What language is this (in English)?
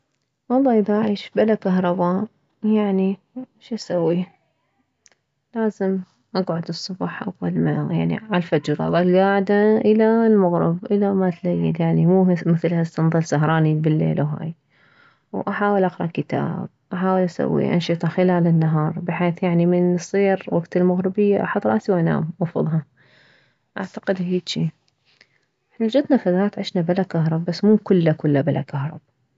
Mesopotamian Arabic